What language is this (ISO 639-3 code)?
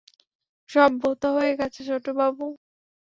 ben